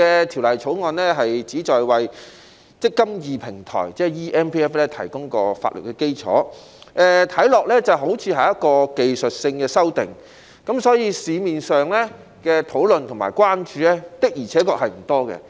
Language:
Cantonese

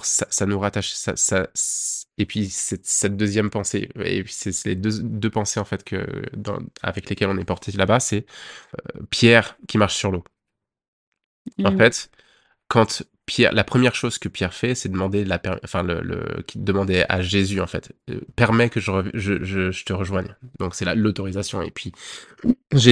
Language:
French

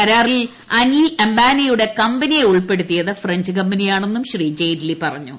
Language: Malayalam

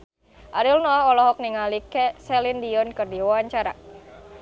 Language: Sundanese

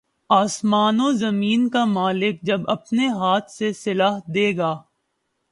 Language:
Urdu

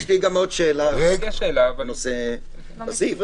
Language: Hebrew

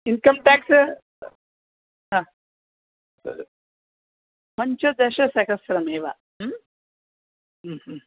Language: Sanskrit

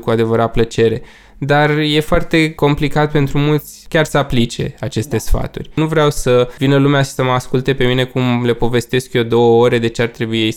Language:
Romanian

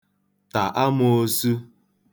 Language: Igbo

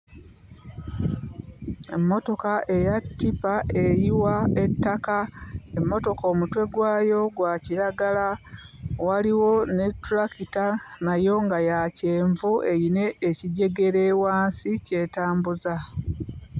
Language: Ganda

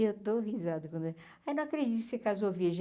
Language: Portuguese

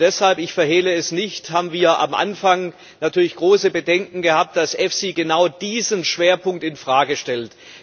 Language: German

